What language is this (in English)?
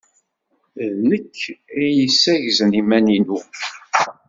Kabyle